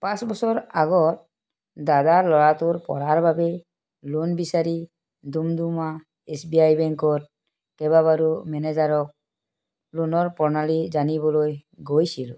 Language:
Assamese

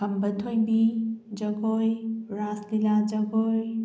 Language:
Manipuri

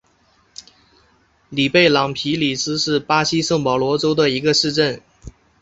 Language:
Chinese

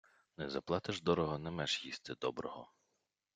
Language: Ukrainian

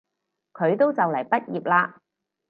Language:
Cantonese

